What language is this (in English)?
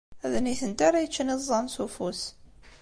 Kabyle